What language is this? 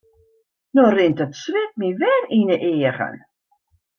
Western Frisian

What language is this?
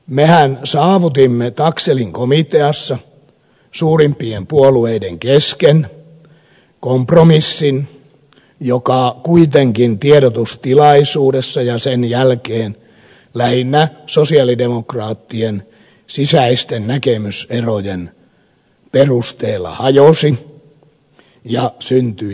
Finnish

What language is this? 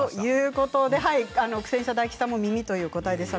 Japanese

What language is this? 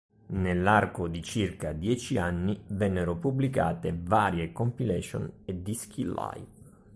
Italian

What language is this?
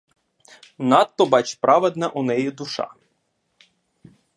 Ukrainian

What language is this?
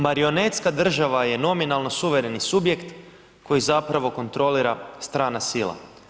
Croatian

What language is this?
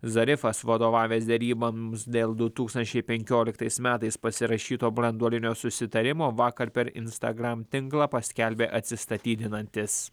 Lithuanian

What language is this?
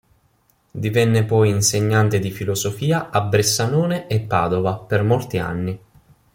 Italian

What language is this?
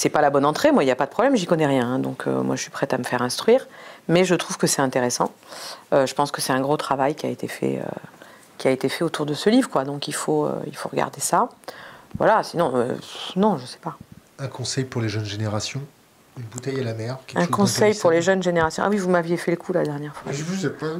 French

